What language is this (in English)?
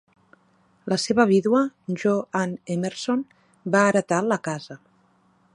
Catalan